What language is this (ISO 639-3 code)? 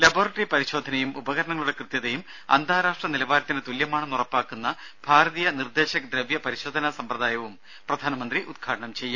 mal